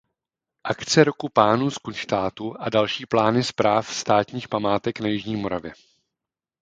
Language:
Czech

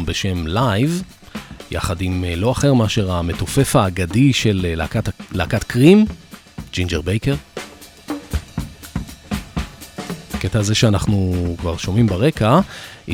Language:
Hebrew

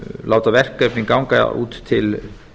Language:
Icelandic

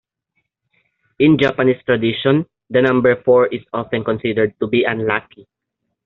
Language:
English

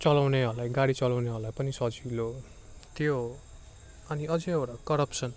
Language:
Nepali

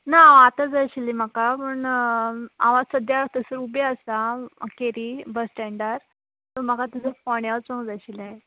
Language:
Konkani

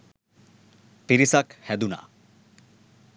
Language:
Sinhala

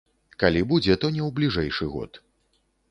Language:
Belarusian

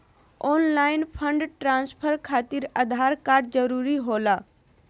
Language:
Magahi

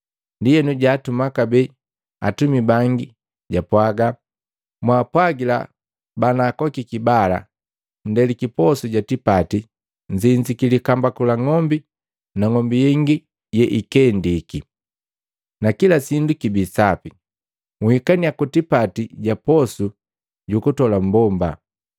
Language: Matengo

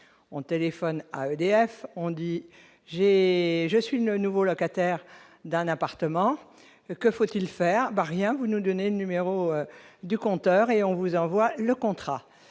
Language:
French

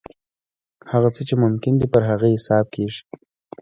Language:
Pashto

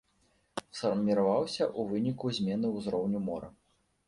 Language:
Belarusian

